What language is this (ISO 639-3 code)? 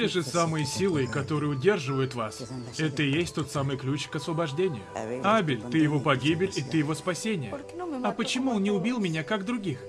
rus